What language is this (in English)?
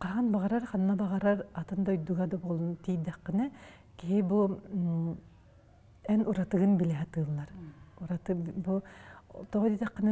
Arabic